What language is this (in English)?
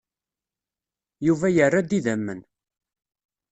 Kabyle